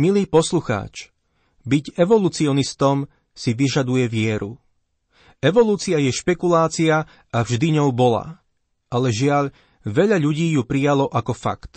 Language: Slovak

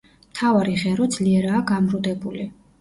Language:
Georgian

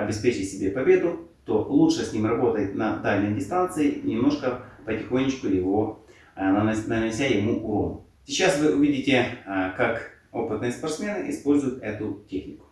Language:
Russian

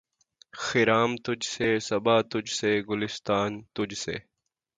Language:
Urdu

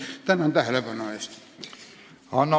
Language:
Estonian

